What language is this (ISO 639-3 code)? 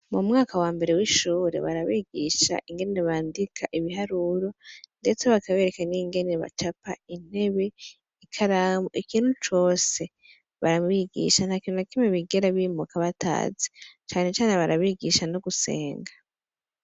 run